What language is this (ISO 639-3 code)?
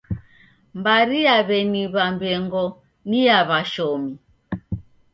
dav